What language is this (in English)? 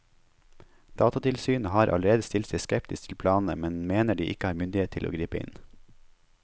Norwegian